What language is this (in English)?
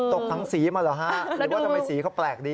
Thai